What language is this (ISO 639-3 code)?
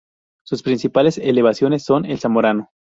spa